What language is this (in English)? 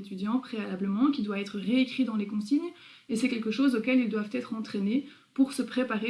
French